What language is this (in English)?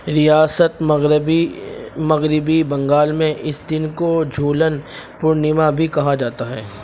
Urdu